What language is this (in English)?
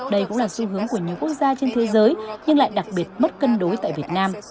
Vietnamese